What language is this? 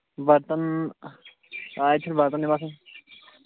Kashmiri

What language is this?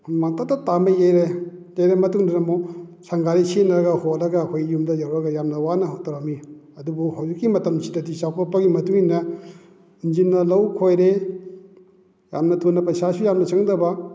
Manipuri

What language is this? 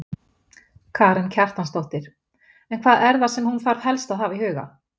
Icelandic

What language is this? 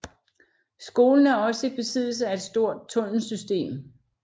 Danish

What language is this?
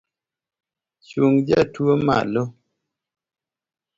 Luo (Kenya and Tanzania)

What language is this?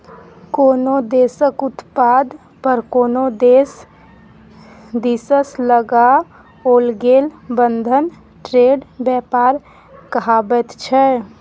Maithili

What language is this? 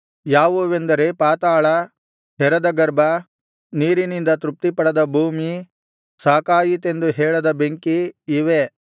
Kannada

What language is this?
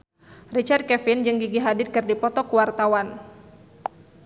Sundanese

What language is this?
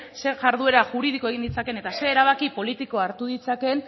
Basque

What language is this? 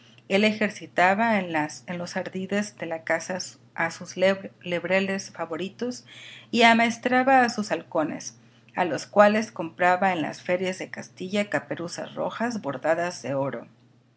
Spanish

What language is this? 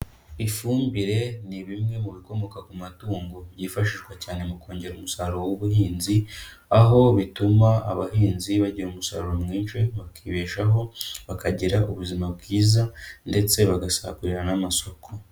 Kinyarwanda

